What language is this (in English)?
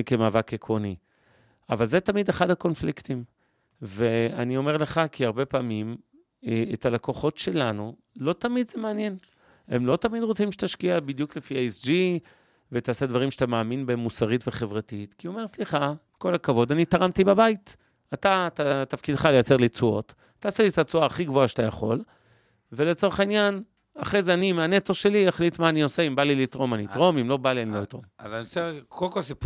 Hebrew